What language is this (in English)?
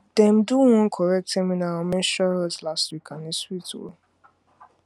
Nigerian Pidgin